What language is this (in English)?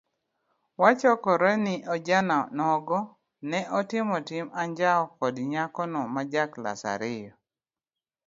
Luo (Kenya and Tanzania)